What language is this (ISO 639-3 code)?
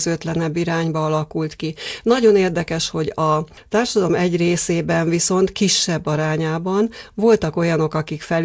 hun